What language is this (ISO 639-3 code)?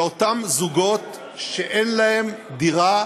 heb